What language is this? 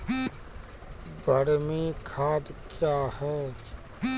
Maithili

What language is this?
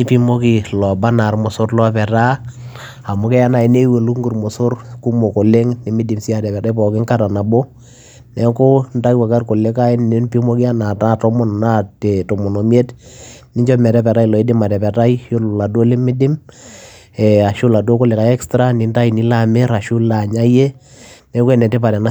Masai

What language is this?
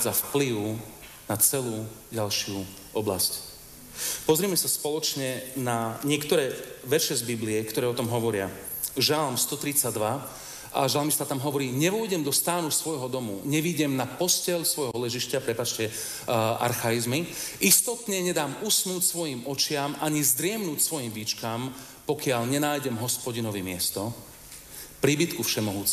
Slovak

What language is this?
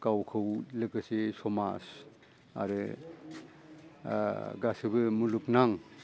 Bodo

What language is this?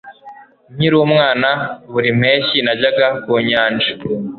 Kinyarwanda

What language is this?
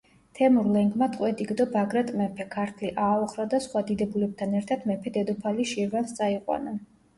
Georgian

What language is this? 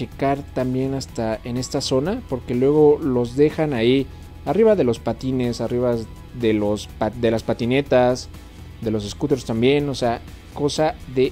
Spanish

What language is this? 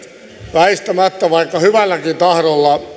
Finnish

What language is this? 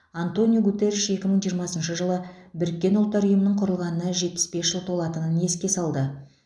Kazakh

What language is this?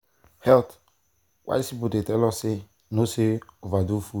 Nigerian Pidgin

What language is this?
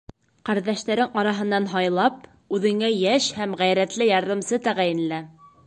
Bashkir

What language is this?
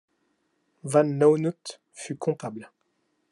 French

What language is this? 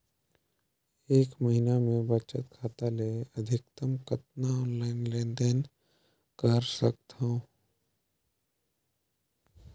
Chhattisgarhi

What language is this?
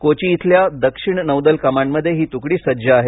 Marathi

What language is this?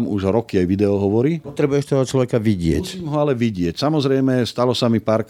Slovak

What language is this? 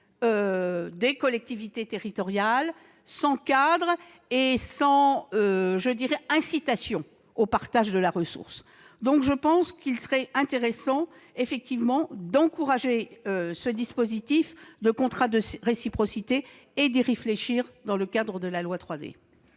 French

